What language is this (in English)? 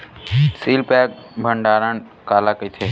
Chhattisgarhi